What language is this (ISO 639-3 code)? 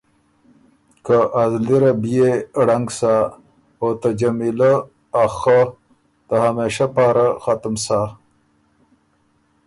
oru